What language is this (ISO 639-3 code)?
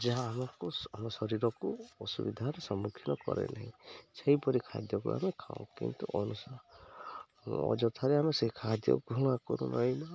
ori